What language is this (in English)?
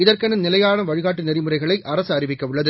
Tamil